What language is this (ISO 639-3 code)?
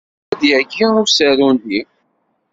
kab